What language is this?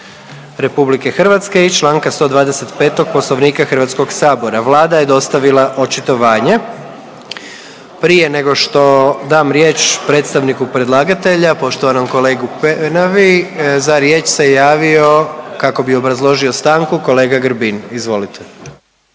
Croatian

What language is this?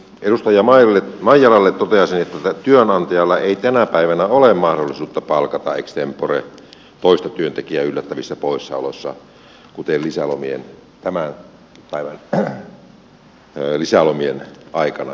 Finnish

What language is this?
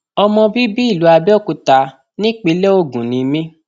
Yoruba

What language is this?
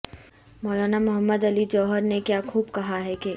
Urdu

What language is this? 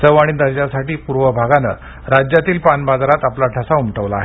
Marathi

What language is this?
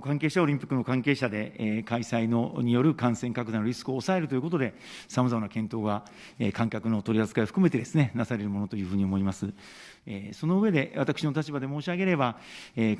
Japanese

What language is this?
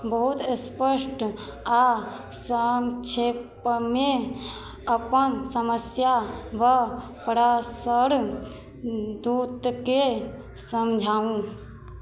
Maithili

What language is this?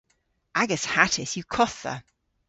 Cornish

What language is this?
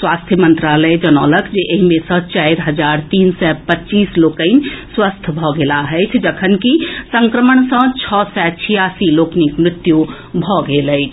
Maithili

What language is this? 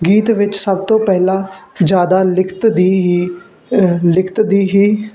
Punjabi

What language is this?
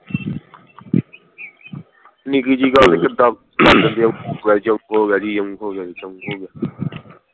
Punjabi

